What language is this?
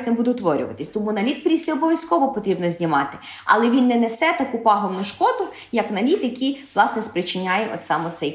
Ukrainian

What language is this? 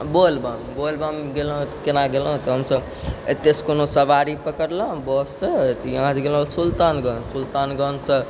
Maithili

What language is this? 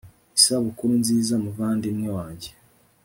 Kinyarwanda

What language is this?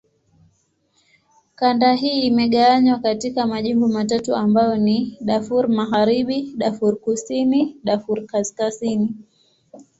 Swahili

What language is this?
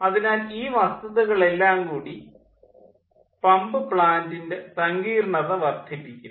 Malayalam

